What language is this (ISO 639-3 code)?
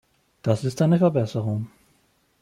deu